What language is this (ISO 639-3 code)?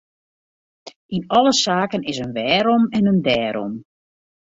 fry